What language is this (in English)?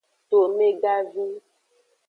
Aja (Benin)